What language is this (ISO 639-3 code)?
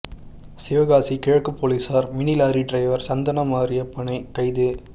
tam